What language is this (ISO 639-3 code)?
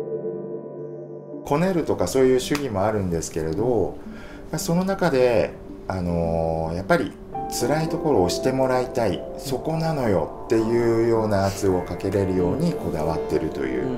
jpn